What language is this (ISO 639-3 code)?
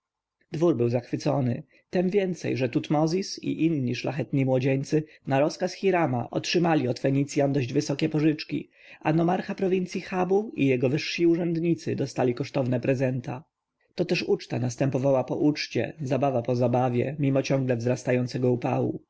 pol